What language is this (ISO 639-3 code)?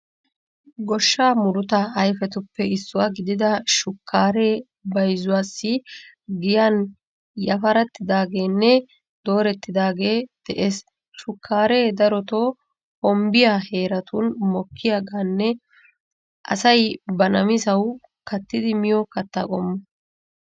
wal